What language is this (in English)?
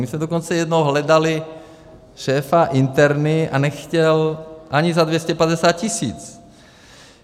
Czech